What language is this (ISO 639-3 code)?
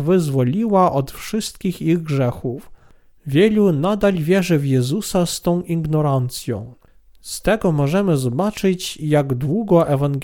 pol